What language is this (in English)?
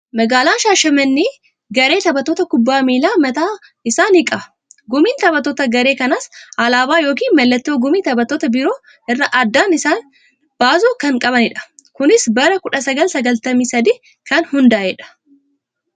Oromo